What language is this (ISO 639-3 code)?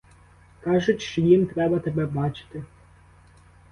ukr